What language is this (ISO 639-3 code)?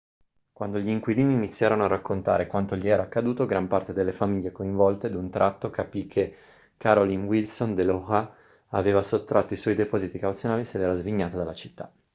ita